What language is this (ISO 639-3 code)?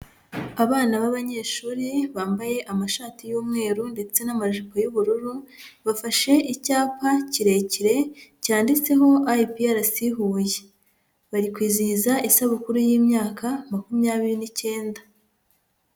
kin